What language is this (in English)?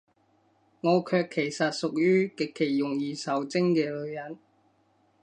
Cantonese